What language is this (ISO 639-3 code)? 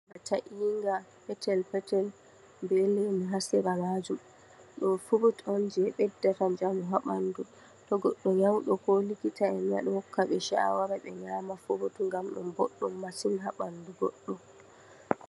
ful